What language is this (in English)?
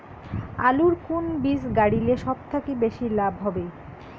Bangla